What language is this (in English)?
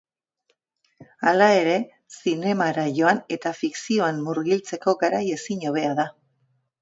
Basque